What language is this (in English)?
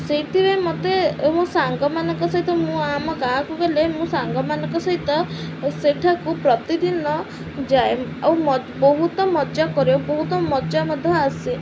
Odia